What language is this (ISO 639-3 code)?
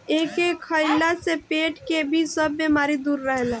bho